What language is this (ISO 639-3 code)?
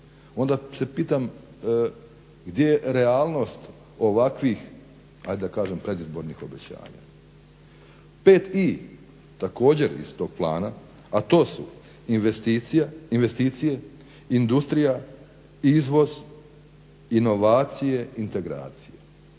hrv